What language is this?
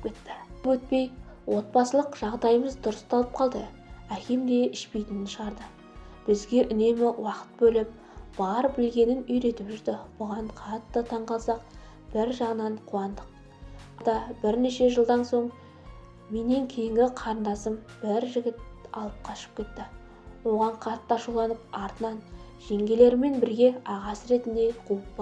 Turkish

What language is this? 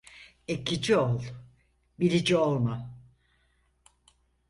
Turkish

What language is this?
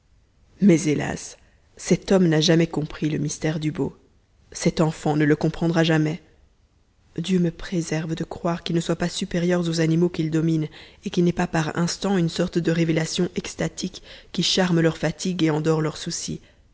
French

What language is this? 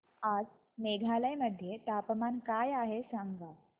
Marathi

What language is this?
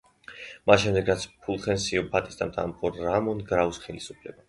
Georgian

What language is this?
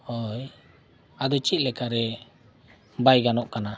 Santali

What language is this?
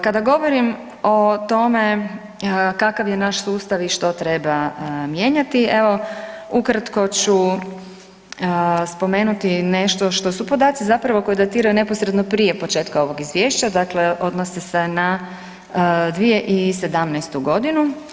Croatian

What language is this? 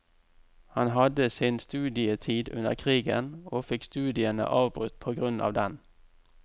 Norwegian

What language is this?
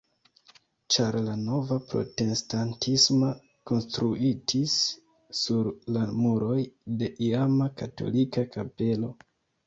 Esperanto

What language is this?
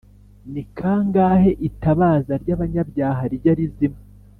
Kinyarwanda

